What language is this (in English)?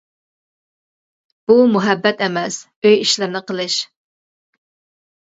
Uyghur